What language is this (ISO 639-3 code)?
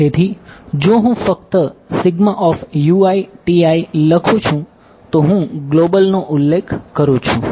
guj